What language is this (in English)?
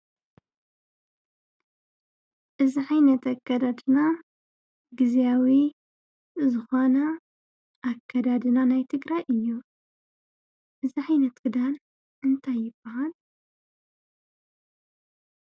Tigrinya